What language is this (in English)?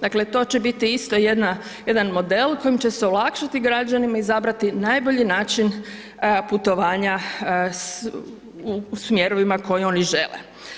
Croatian